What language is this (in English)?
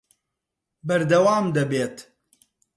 Central Kurdish